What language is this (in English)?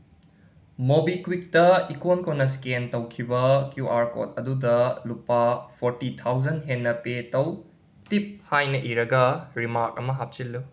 Manipuri